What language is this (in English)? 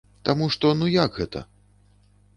Belarusian